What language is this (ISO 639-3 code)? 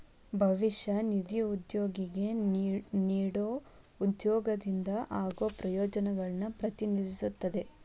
kan